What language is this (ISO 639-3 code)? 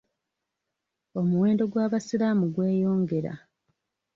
lug